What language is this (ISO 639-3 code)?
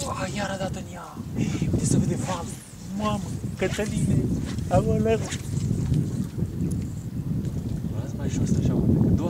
ron